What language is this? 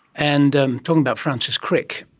English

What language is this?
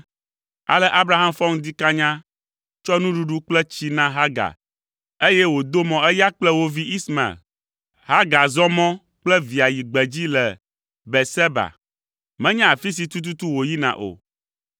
Ewe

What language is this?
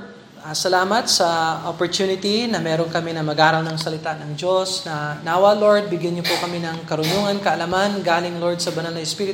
Filipino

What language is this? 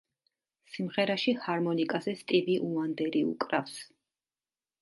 Georgian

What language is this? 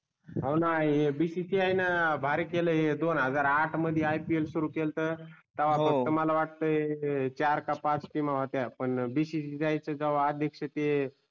Marathi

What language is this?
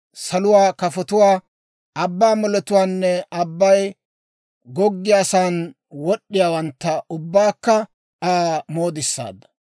Dawro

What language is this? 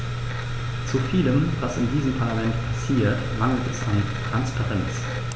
German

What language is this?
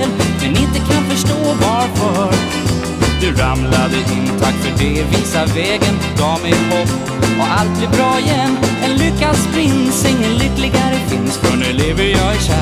Swedish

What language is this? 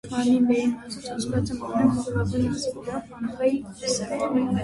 Armenian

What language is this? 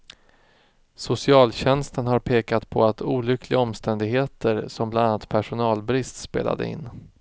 Swedish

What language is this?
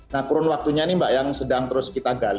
Indonesian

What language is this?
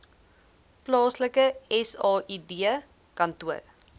Afrikaans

